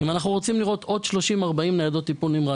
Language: Hebrew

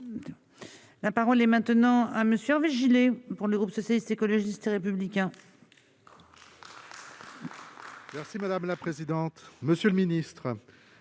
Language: French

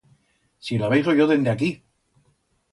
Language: Aragonese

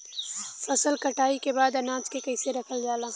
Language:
Bhojpuri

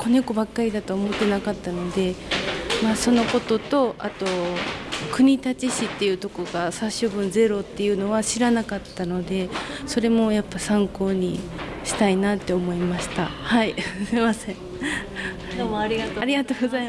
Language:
Japanese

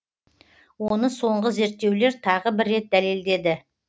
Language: Kazakh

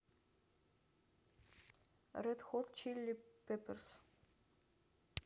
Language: Russian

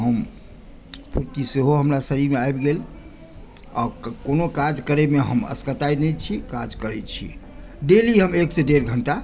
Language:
Maithili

